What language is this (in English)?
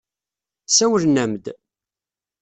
Kabyle